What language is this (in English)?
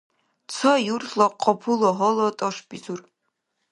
Dargwa